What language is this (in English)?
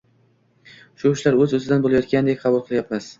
Uzbek